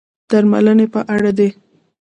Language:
Pashto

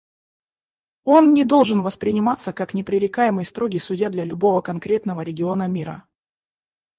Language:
Russian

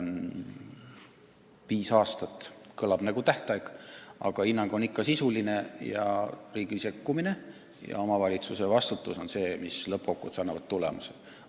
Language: Estonian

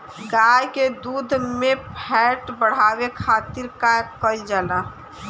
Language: Bhojpuri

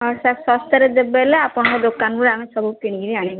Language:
Odia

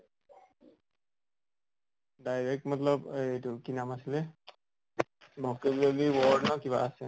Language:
Assamese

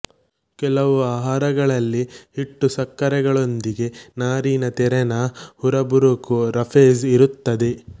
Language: Kannada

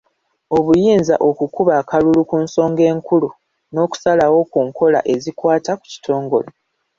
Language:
Ganda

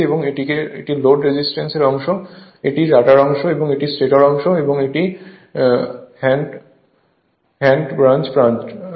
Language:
Bangla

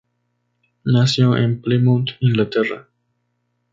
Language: Spanish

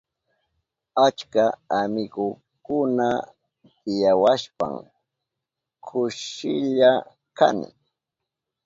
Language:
Southern Pastaza Quechua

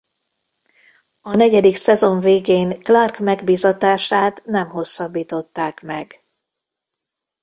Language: Hungarian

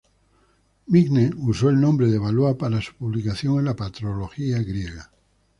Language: Spanish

